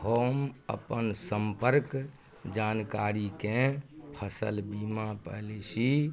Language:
Maithili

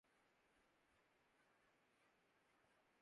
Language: Urdu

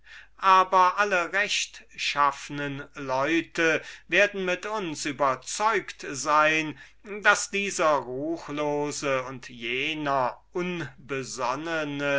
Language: German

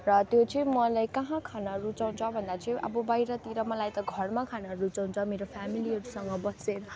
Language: Nepali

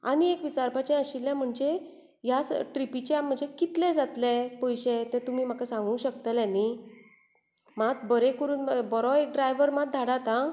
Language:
Konkani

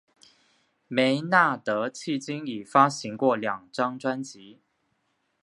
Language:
Chinese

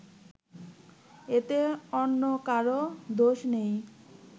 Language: Bangla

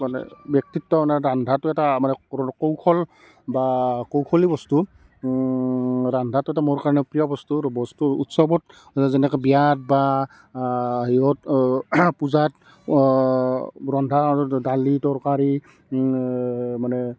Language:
Assamese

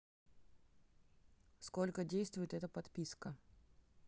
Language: Russian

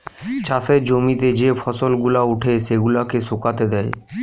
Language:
Bangla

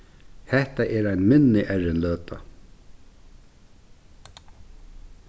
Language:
Faroese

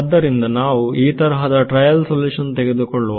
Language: Kannada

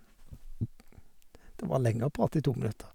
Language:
Norwegian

